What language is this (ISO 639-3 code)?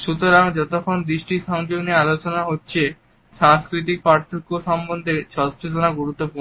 ben